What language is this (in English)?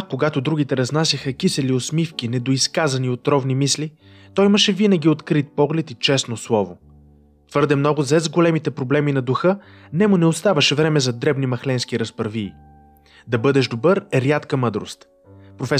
Bulgarian